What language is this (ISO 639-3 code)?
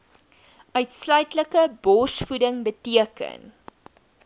afr